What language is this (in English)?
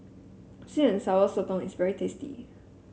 English